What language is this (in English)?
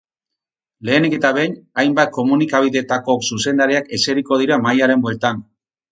Basque